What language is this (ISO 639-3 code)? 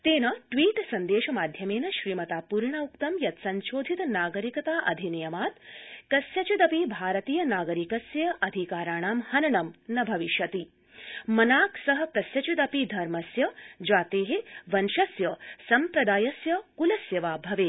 san